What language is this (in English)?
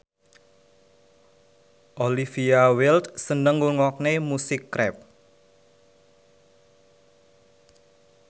Javanese